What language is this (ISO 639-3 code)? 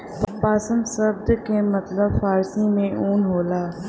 bho